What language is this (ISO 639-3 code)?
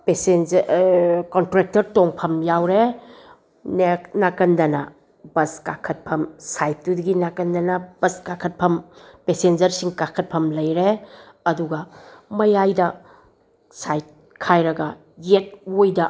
mni